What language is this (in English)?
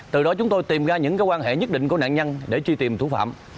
Vietnamese